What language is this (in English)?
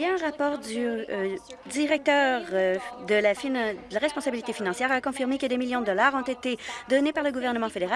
French